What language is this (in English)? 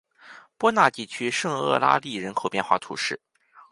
Chinese